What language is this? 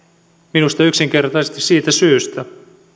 Finnish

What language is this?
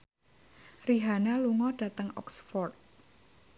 Javanese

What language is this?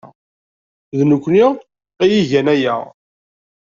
Kabyle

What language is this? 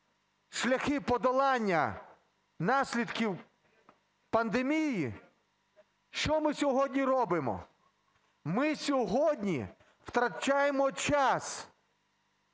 Ukrainian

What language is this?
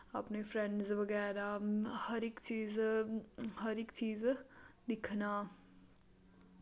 Dogri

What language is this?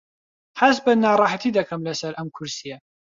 Central Kurdish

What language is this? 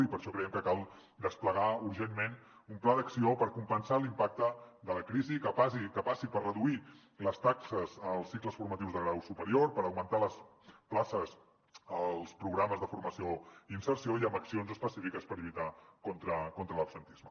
Catalan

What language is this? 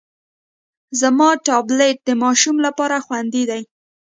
Pashto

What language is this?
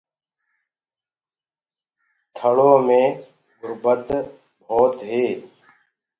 Gurgula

